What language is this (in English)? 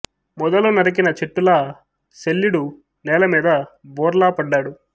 Telugu